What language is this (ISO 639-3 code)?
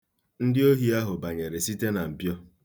ibo